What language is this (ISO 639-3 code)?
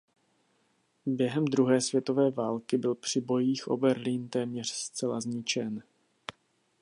ces